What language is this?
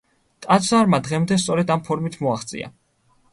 Georgian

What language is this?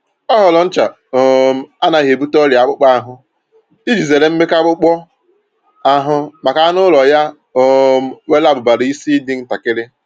Igbo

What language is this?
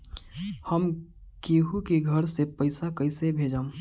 Bhojpuri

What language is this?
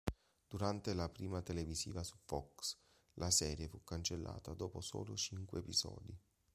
Italian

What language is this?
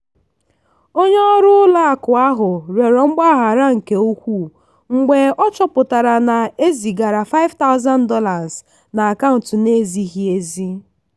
Igbo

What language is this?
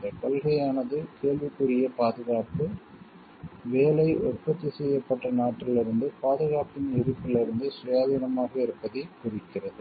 Tamil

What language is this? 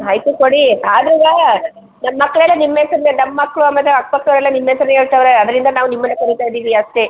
Kannada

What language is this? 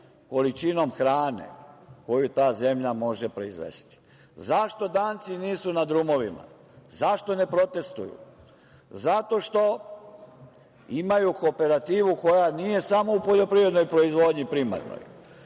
Serbian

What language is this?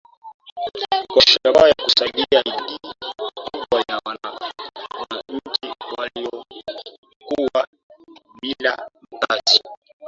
Swahili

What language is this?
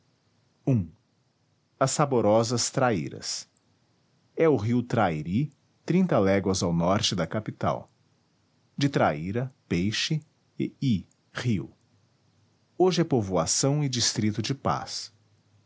Portuguese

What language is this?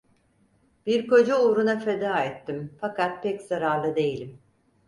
Turkish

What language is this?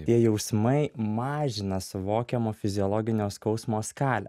Lithuanian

